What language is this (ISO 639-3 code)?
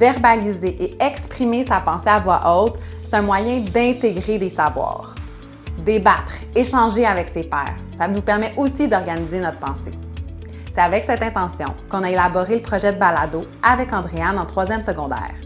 fra